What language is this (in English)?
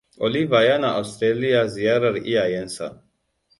Hausa